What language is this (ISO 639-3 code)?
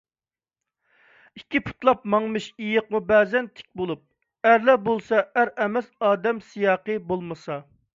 uig